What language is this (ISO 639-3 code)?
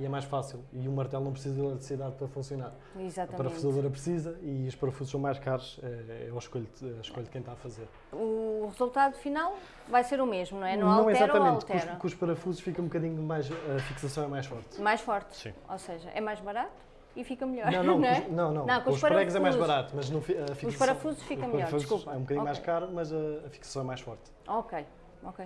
por